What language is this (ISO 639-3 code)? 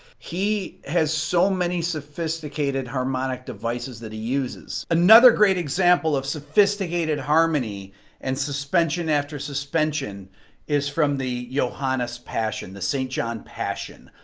eng